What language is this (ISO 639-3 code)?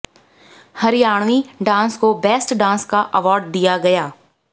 hin